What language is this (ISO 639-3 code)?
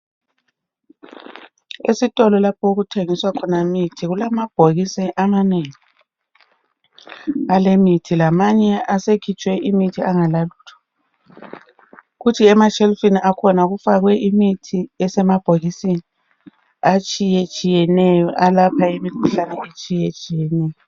nde